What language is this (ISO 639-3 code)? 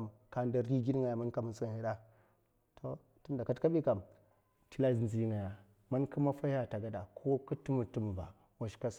maf